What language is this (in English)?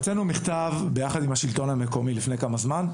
Hebrew